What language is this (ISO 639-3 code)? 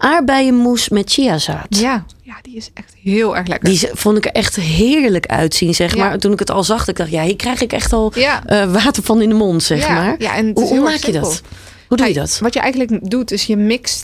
nld